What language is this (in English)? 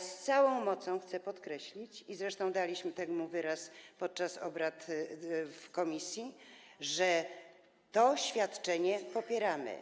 Polish